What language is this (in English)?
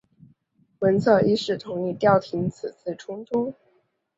Chinese